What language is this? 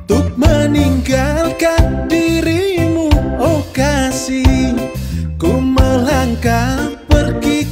Indonesian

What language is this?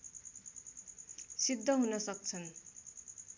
Nepali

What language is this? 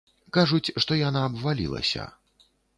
Belarusian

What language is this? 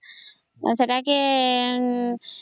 Odia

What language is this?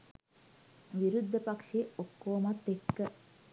Sinhala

